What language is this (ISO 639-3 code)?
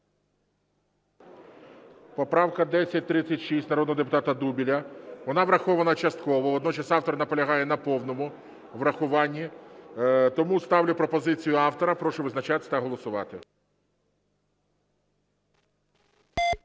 ukr